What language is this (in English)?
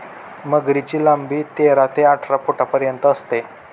Marathi